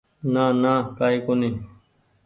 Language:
Goaria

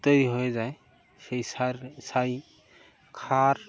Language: Bangla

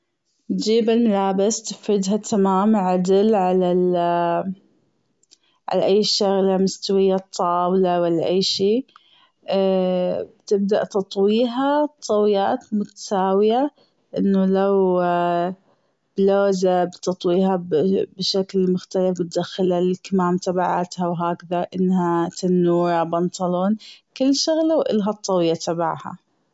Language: Gulf Arabic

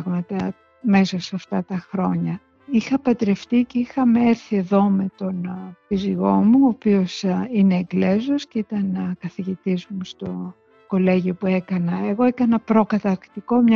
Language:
Greek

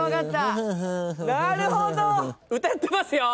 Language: Japanese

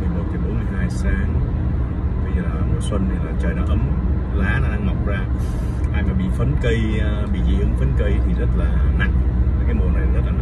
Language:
Vietnamese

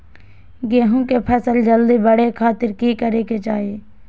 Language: Magahi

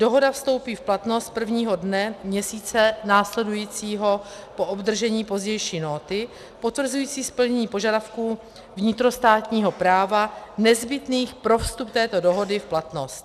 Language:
Czech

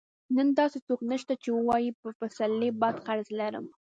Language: Pashto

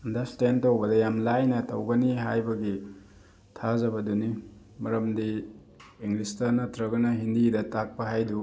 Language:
Manipuri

